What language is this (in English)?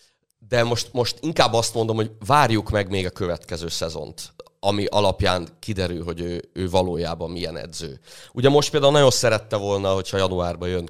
Hungarian